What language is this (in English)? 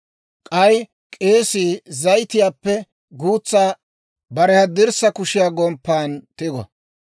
Dawro